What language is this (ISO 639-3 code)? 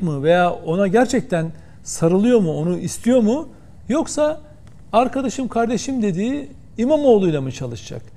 tur